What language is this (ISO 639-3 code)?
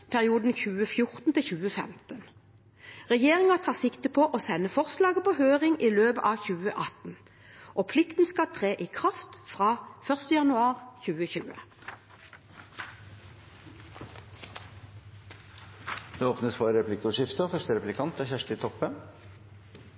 nor